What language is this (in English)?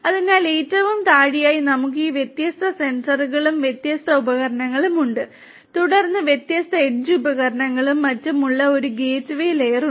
Malayalam